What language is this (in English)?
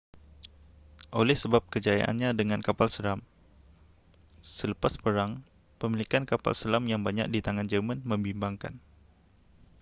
Malay